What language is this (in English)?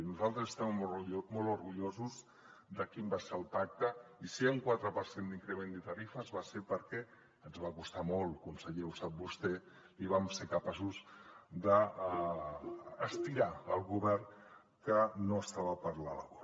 Catalan